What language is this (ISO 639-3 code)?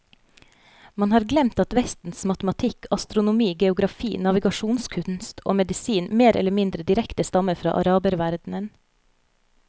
nor